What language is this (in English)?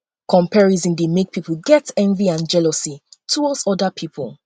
Nigerian Pidgin